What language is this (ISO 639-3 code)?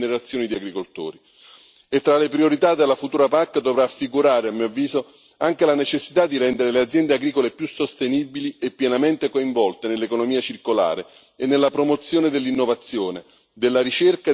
ita